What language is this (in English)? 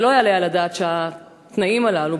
Hebrew